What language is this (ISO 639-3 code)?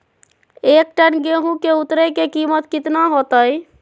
mag